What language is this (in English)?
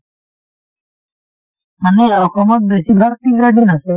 Assamese